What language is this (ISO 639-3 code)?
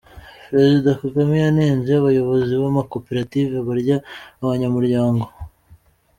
kin